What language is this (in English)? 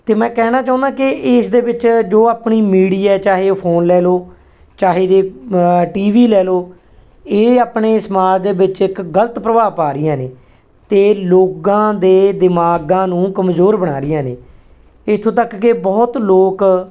Punjabi